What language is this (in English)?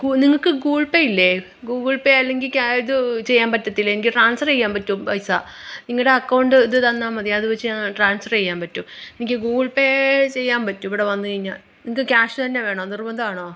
Malayalam